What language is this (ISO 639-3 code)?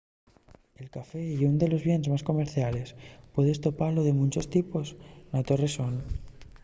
ast